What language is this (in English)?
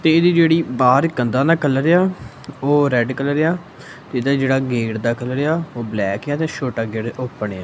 Punjabi